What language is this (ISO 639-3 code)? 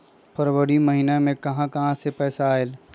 mag